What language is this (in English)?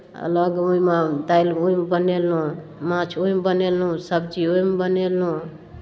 Maithili